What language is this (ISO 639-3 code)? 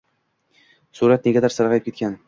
uzb